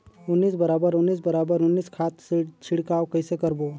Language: Chhattisgarhi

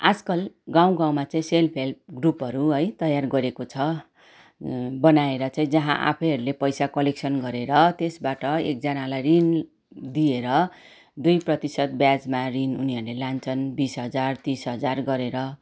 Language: Nepali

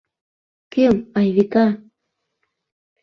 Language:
Mari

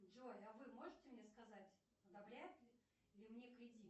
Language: Russian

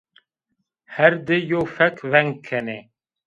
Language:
Zaza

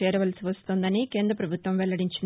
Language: Telugu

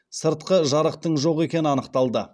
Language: Kazakh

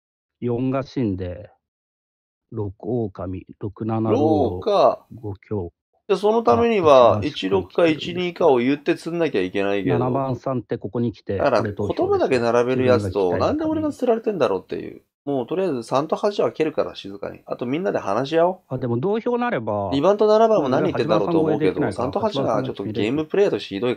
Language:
Japanese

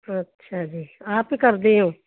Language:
Punjabi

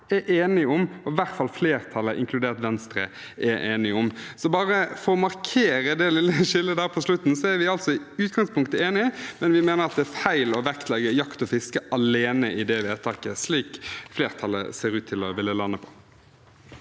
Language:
Norwegian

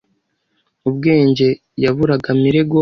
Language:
Kinyarwanda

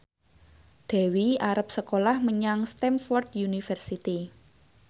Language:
Javanese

